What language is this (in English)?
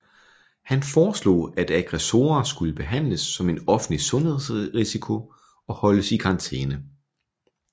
Danish